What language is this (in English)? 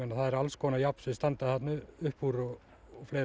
Icelandic